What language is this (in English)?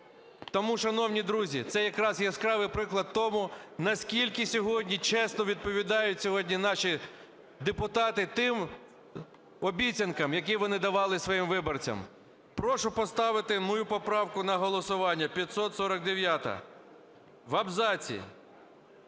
Ukrainian